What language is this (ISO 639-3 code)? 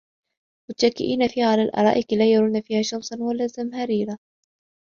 ara